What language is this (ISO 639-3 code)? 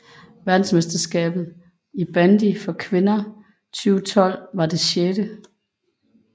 dan